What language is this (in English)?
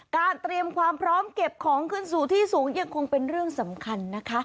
Thai